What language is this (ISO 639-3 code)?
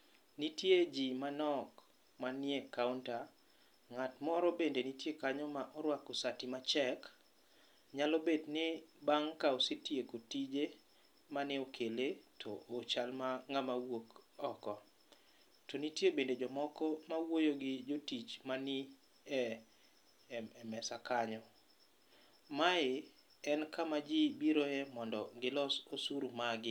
luo